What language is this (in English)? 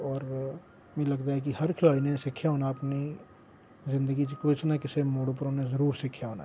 Dogri